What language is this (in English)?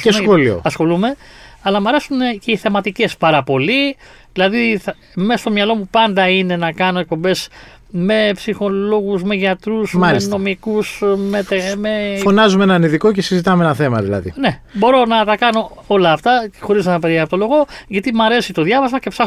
Greek